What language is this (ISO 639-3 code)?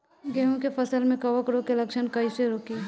bho